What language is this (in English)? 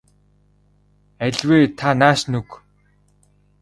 Mongolian